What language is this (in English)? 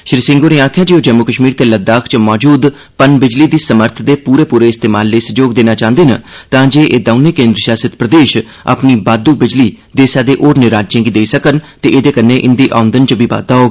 Dogri